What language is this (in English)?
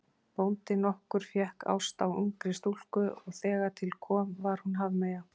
Icelandic